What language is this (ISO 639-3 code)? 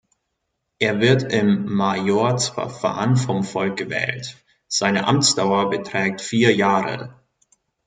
deu